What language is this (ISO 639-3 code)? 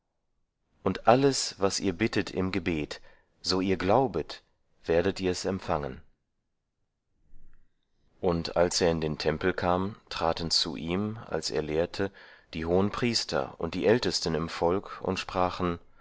deu